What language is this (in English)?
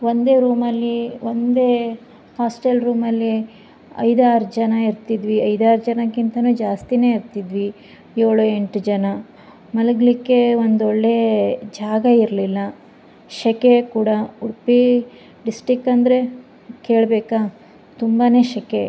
Kannada